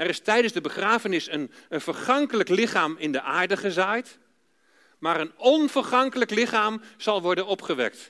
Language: Dutch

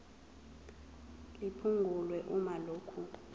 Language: Zulu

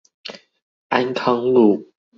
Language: Chinese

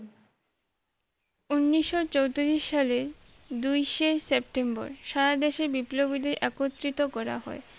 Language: Bangla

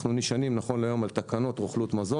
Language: Hebrew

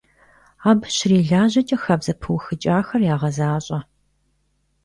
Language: Kabardian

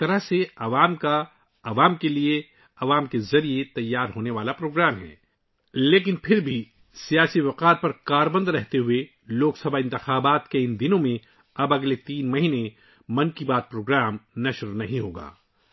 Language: Urdu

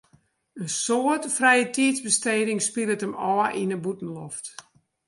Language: Western Frisian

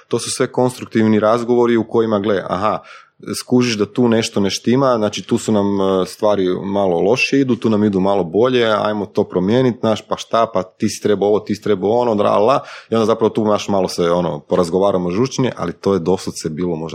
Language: Croatian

